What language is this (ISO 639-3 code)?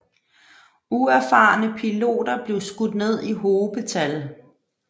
dan